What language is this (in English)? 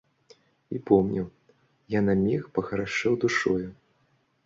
Belarusian